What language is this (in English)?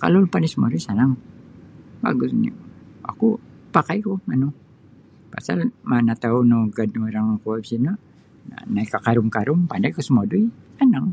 Sabah Bisaya